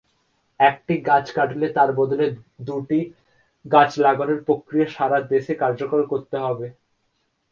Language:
Bangla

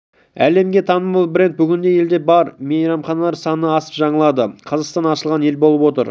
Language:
Kazakh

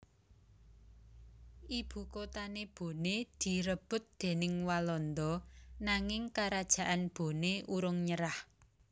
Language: Javanese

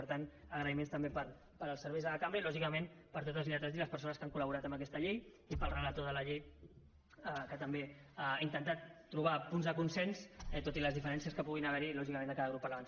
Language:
Catalan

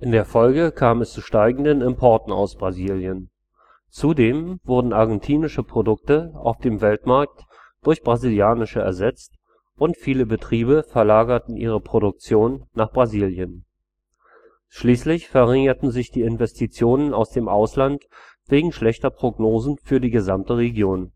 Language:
German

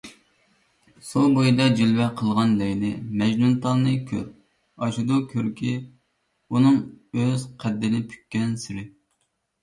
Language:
Uyghur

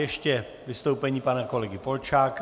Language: Czech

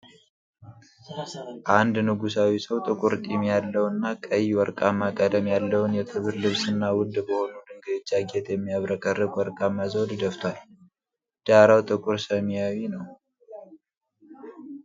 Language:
Amharic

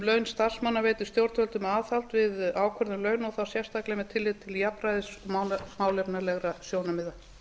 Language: Icelandic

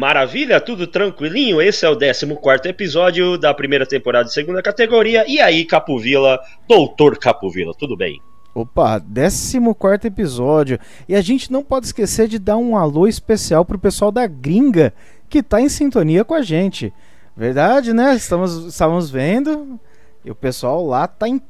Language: Portuguese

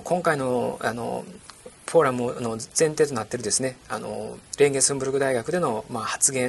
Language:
Japanese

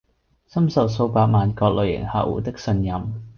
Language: Cantonese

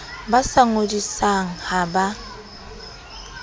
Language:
Southern Sotho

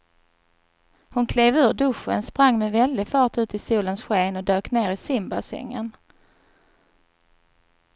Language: Swedish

